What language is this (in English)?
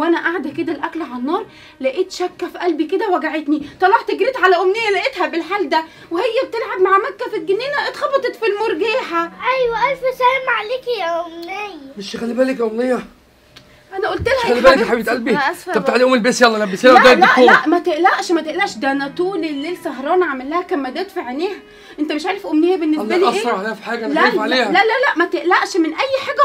Arabic